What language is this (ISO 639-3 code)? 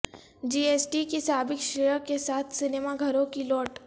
urd